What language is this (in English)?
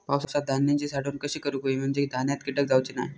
Marathi